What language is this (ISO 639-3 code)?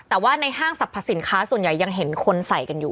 tha